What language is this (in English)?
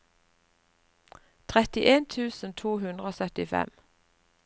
Norwegian